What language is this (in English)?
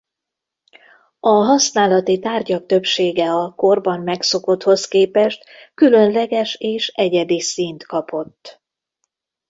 Hungarian